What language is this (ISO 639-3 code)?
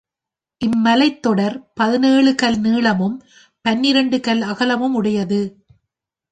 tam